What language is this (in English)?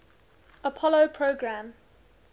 English